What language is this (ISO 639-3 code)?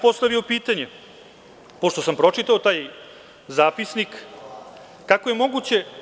srp